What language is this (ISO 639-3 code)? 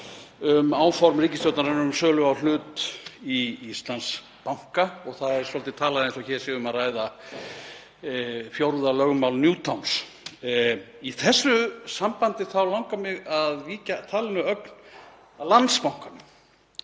isl